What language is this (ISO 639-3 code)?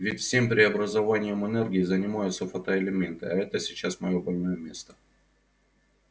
rus